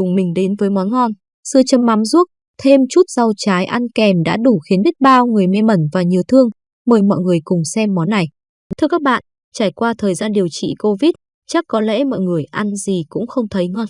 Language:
Vietnamese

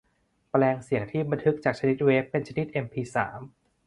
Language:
Thai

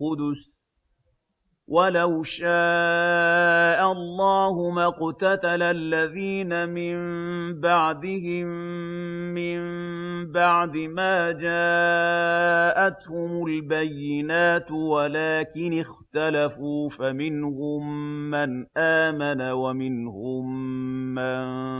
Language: Arabic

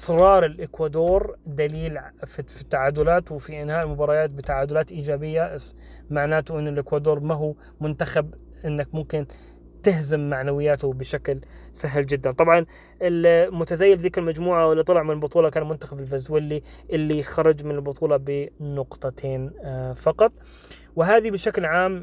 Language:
Arabic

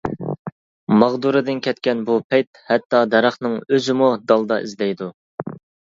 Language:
Uyghur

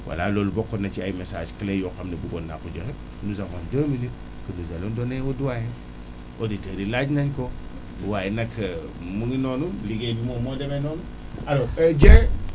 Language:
Wolof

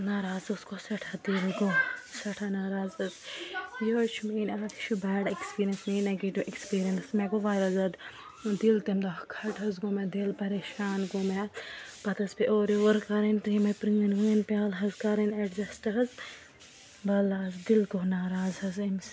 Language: Kashmiri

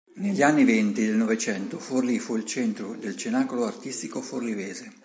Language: Italian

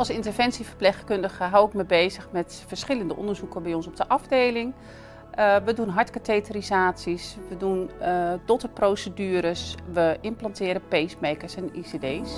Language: Dutch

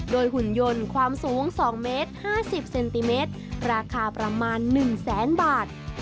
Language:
Thai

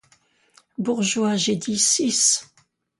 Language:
French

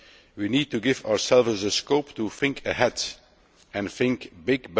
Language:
English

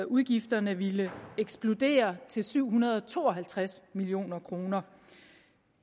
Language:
Danish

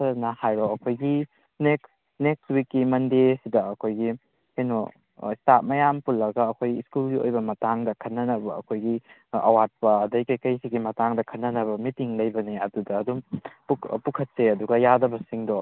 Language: Manipuri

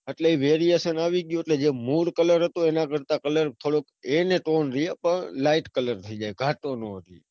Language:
Gujarati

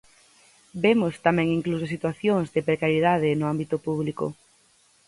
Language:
Galician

